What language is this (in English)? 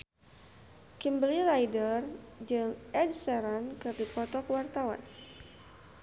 Sundanese